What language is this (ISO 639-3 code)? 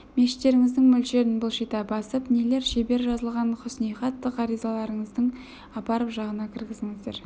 kaz